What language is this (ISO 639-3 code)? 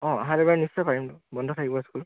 asm